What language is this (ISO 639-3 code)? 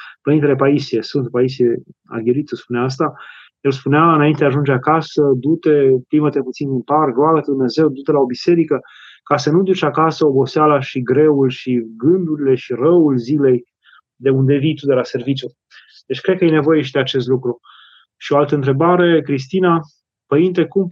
ron